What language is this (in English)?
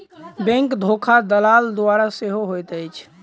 Maithili